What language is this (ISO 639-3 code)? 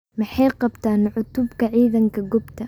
som